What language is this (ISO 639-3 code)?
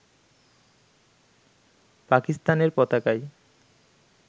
ben